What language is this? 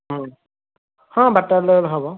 Odia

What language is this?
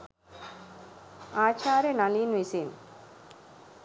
Sinhala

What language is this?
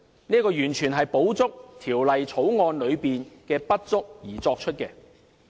Cantonese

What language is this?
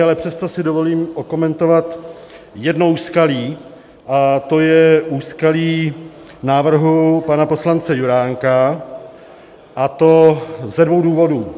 Czech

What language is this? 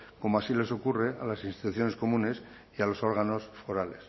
Spanish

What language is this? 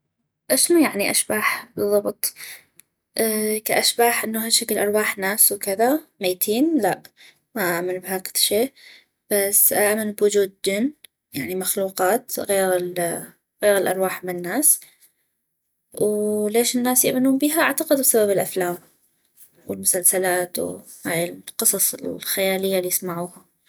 North Mesopotamian Arabic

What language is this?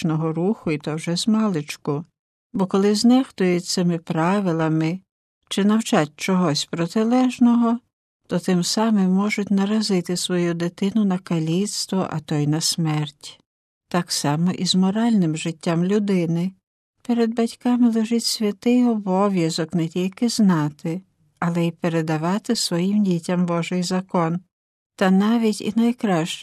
Ukrainian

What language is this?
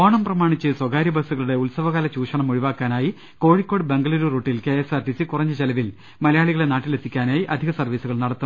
Malayalam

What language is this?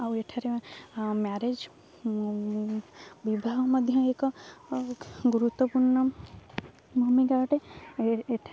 Odia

